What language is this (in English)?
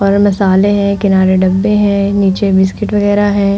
Hindi